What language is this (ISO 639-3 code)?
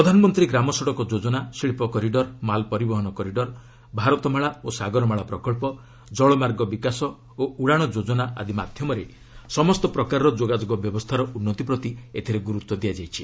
ori